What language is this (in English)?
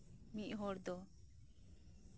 Santali